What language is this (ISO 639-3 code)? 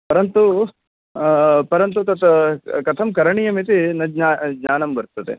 san